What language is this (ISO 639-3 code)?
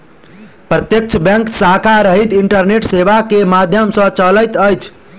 mai